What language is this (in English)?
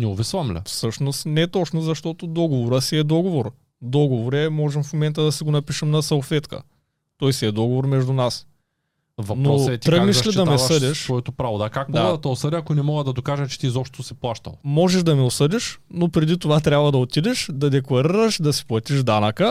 Bulgarian